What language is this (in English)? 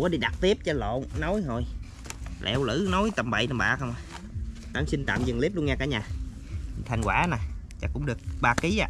Vietnamese